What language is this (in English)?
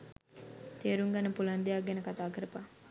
Sinhala